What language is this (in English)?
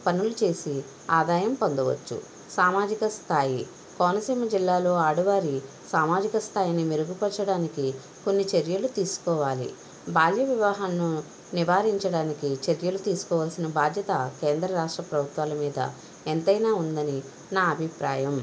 Telugu